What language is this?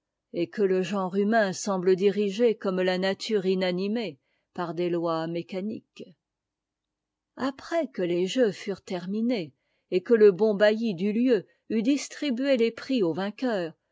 French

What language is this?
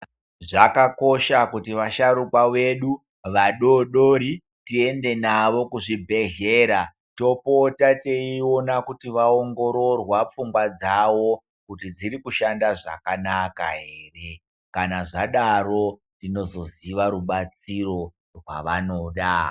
Ndau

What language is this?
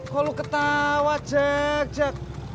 Indonesian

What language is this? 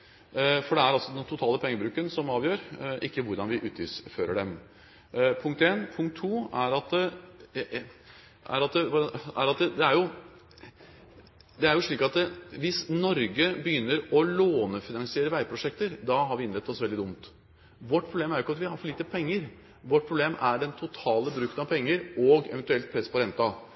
Norwegian Bokmål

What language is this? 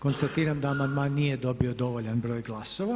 Croatian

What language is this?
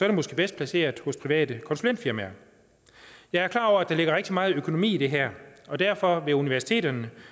Danish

